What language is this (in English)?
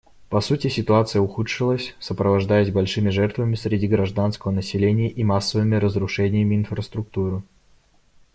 Russian